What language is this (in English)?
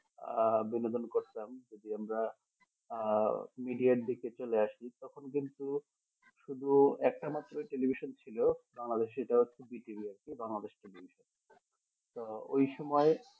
Bangla